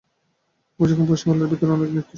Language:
Bangla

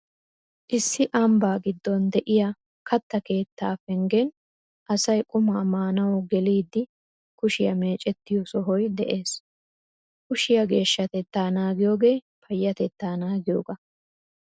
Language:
Wolaytta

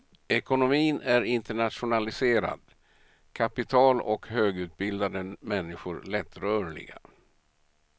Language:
Swedish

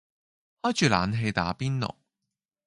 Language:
Cantonese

